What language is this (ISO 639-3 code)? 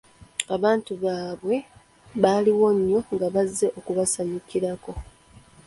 lug